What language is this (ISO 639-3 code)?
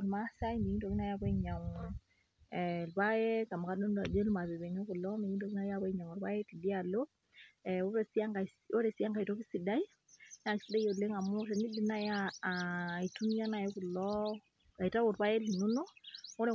mas